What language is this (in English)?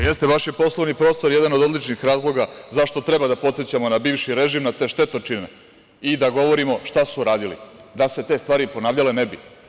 Serbian